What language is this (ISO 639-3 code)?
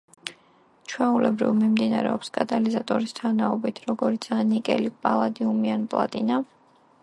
kat